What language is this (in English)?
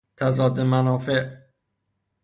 Persian